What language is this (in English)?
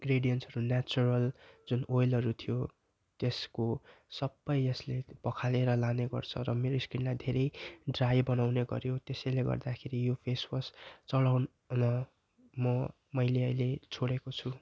Nepali